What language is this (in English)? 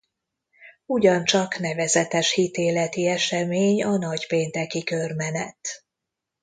Hungarian